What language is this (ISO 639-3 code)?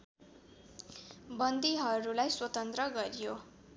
nep